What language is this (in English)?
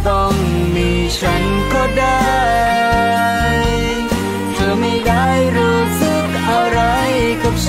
Thai